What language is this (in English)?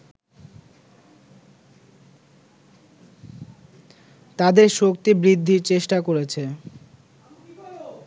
Bangla